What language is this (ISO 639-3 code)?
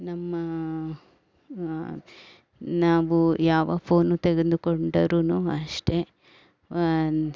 kan